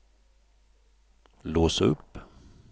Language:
Swedish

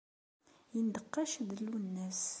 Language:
Kabyle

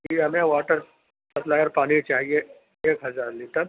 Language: Urdu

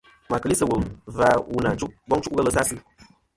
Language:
Kom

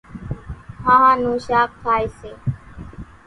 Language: Kachi Koli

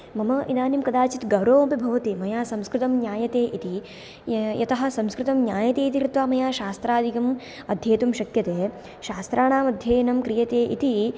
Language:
Sanskrit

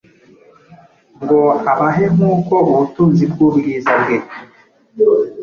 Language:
Kinyarwanda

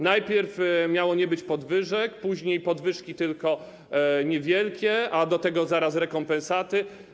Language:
Polish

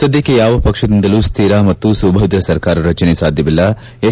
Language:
Kannada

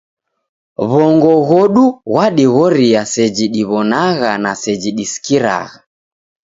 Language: Taita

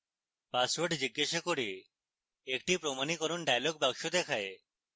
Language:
Bangla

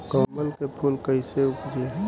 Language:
Bhojpuri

